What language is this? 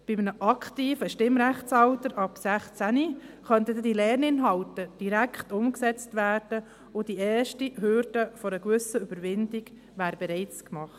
Swiss German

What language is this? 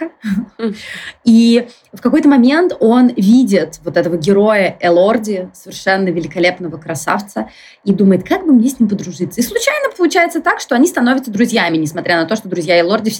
Russian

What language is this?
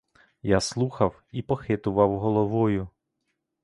Ukrainian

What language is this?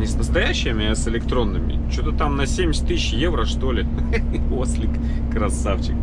Russian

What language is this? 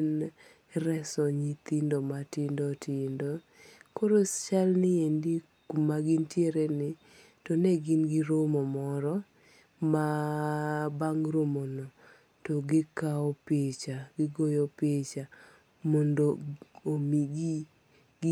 Luo (Kenya and Tanzania)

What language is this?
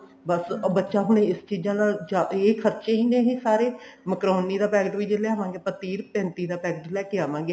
Punjabi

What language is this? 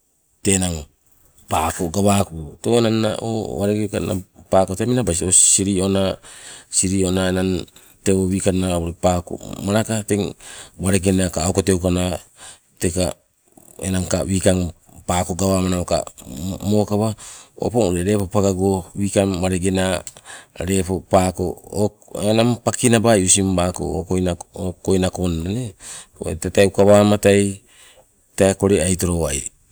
Sibe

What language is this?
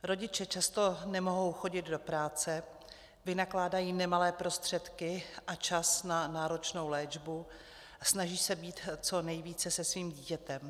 Czech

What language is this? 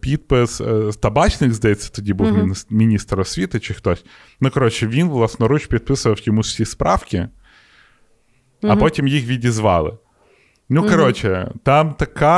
Ukrainian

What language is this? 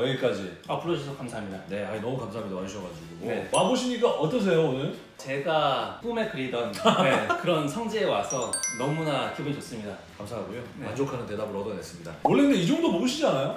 Korean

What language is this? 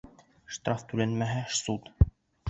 Bashkir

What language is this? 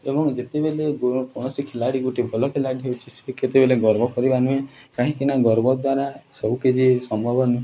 Odia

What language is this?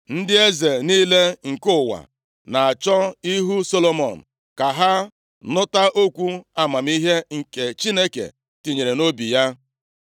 Igbo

